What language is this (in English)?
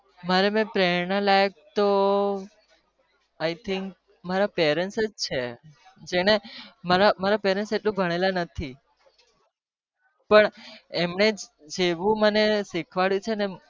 Gujarati